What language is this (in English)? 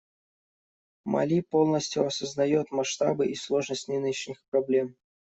Russian